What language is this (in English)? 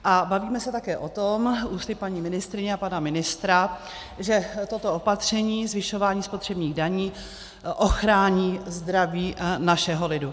Czech